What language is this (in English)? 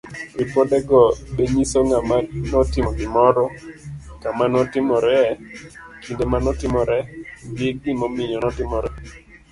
Luo (Kenya and Tanzania)